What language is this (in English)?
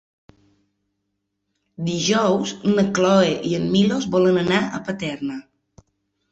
Catalan